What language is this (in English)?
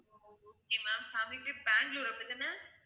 Tamil